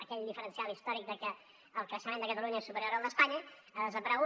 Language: Catalan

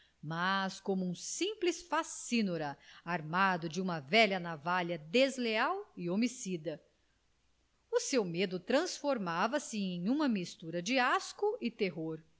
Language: Portuguese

